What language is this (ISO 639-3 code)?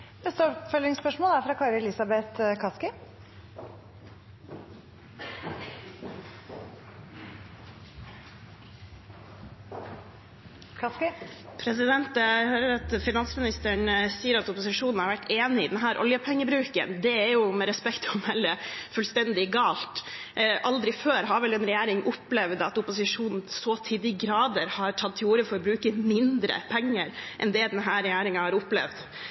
nor